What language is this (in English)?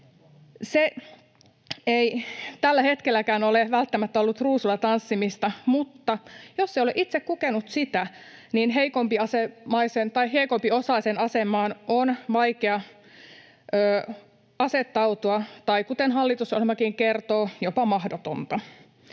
Finnish